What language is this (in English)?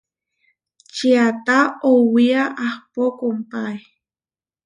Huarijio